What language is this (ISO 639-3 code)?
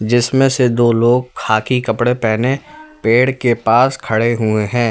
hin